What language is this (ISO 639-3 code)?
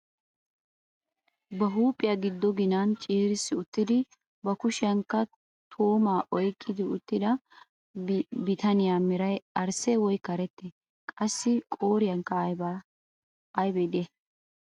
wal